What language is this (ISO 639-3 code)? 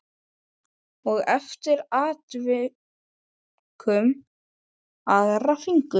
isl